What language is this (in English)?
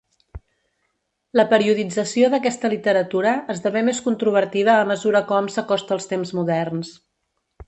Catalan